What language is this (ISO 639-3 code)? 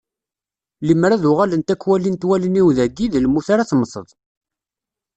kab